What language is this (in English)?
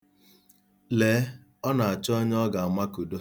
Igbo